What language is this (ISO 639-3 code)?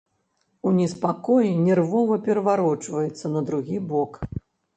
bel